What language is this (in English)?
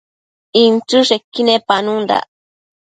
Matsés